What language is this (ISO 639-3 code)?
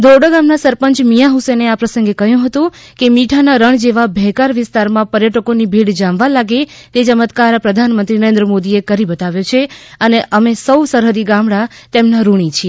guj